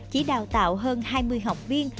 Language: Vietnamese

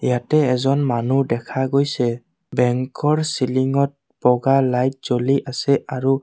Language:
Assamese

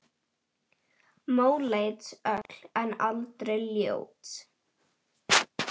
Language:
Icelandic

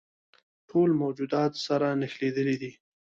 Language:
Pashto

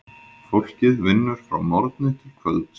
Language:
Icelandic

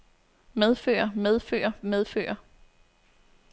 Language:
Danish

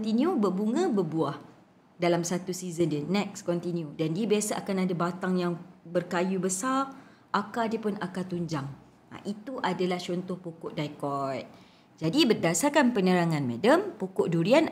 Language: Malay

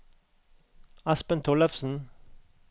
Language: Norwegian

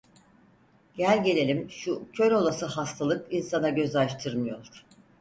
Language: Turkish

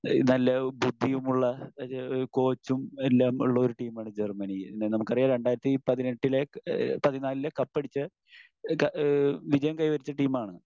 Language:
Malayalam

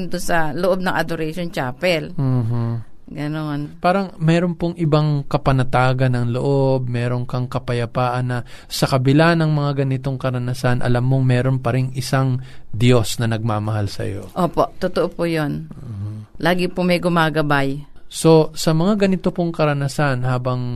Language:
Filipino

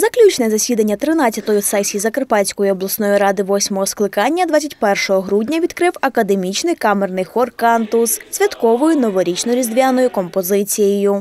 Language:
Ukrainian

